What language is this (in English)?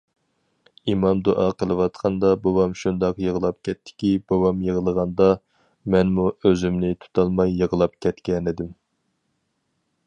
Uyghur